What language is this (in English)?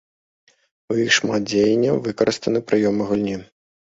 Belarusian